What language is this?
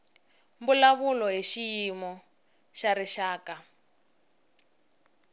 Tsonga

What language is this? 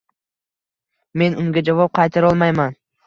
Uzbek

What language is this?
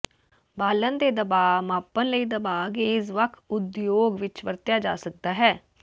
Punjabi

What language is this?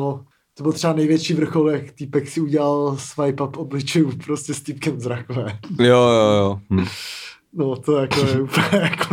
Czech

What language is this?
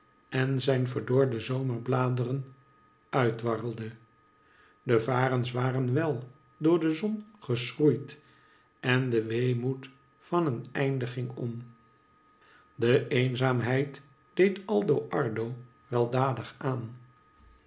Dutch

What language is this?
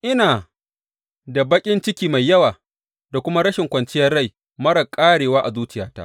Hausa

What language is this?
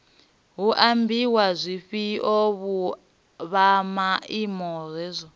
Venda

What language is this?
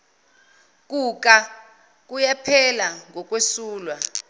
Zulu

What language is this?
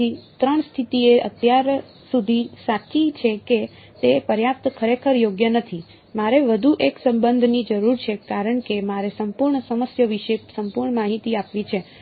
Gujarati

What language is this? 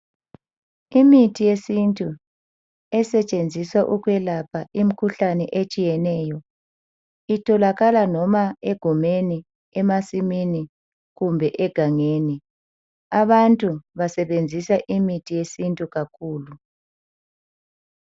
North Ndebele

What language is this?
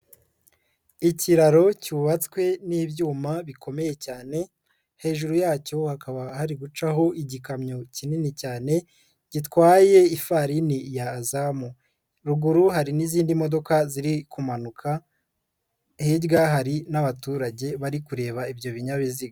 Kinyarwanda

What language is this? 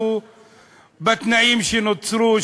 Hebrew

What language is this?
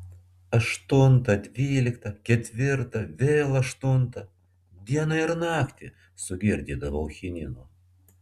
Lithuanian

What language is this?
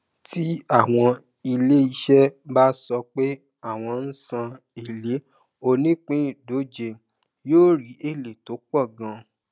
Yoruba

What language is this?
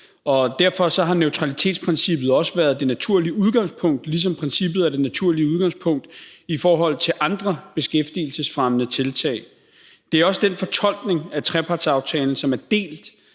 Danish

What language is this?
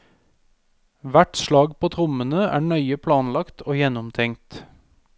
Norwegian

